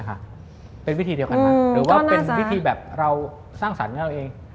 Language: Thai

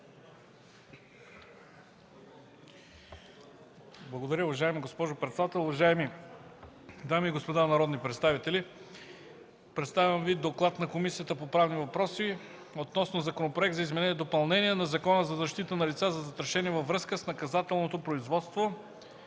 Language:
Bulgarian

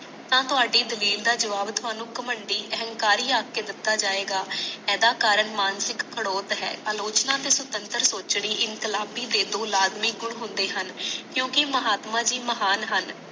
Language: Punjabi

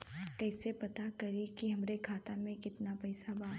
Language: Bhojpuri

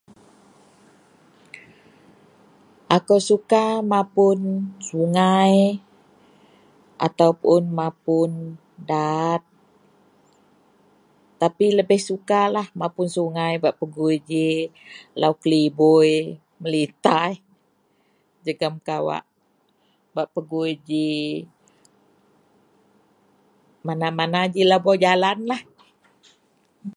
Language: Central Melanau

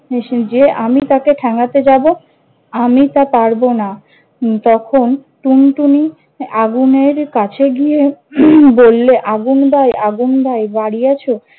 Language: Bangla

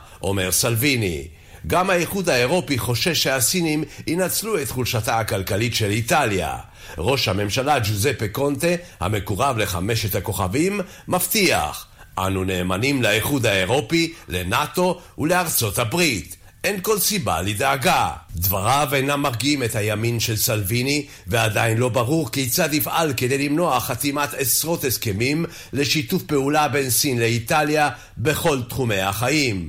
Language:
Hebrew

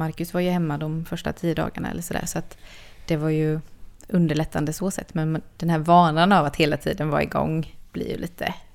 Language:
Swedish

